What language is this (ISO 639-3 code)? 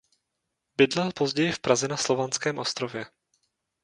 ces